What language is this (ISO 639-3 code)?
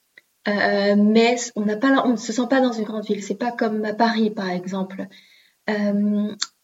fra